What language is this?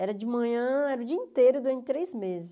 Portuguese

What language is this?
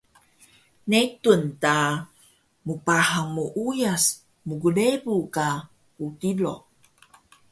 Taroko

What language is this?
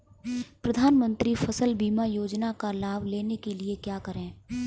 Hindi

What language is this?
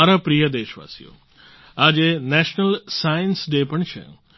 Gujarati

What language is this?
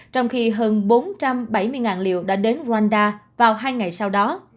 Vietnamese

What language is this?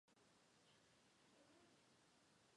Chinese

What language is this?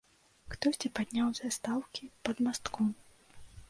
Belarusian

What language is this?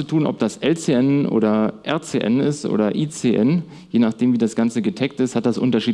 German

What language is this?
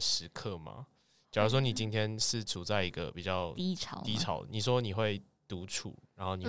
Chinese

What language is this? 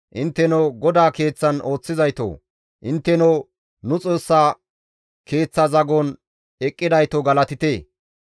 Gamo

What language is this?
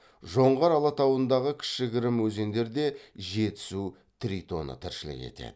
Kazakh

